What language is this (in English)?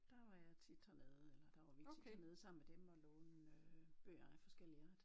Danish